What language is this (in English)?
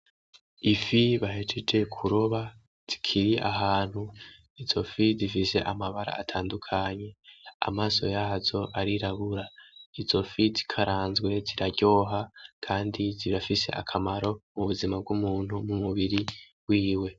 Rundi